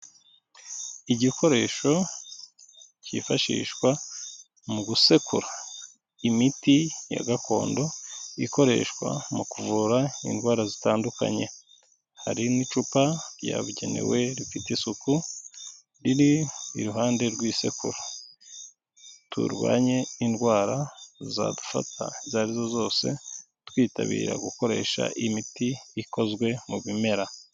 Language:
Kinyarwanda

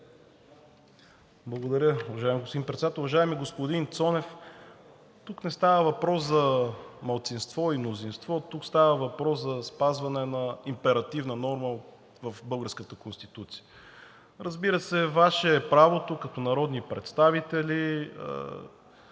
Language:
Bulgarian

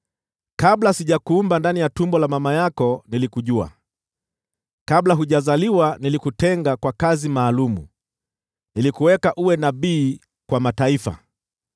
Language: Swahili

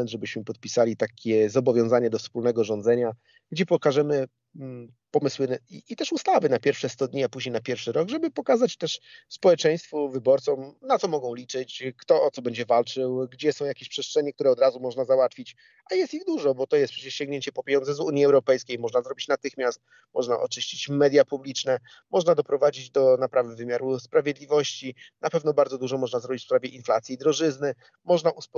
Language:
Polish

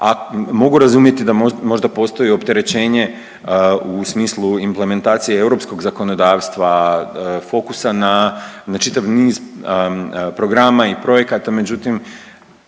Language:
Croatian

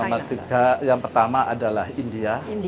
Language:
Indonesian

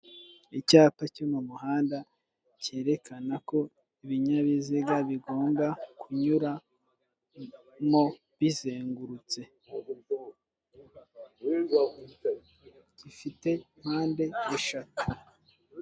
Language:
Kinyarwanda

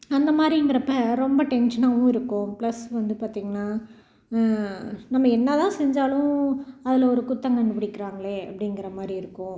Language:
Tamil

